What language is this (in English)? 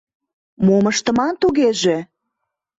Mari